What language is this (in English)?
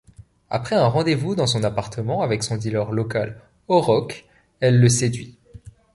French